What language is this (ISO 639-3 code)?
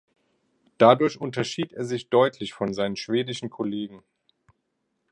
deu